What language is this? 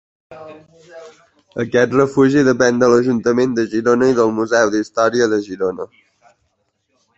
Catalan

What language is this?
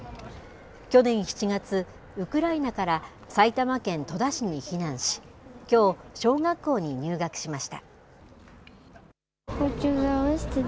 Japanese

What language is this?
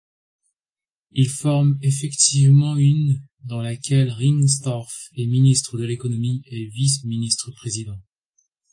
French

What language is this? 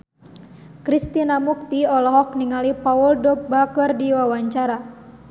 Sundanese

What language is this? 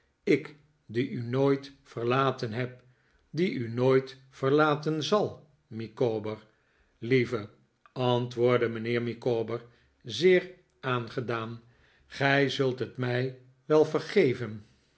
Dutch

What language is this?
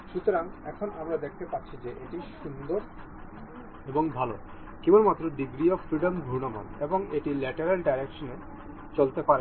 Bangla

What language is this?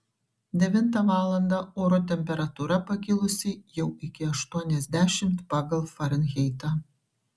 Lithuanian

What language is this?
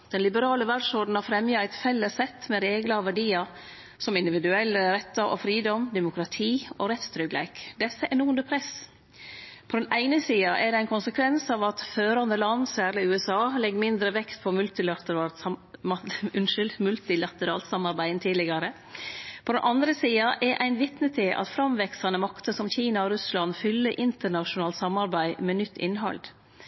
Norwegian Nynorsk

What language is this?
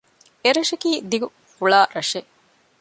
Divehi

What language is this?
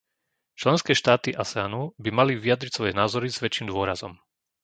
Slovak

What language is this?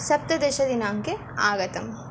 Sanskrit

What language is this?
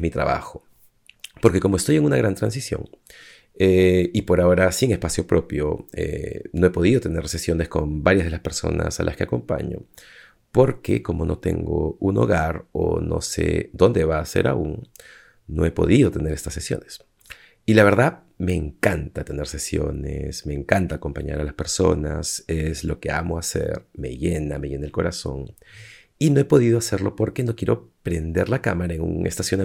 Spanish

